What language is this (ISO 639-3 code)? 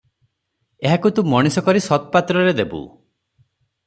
ori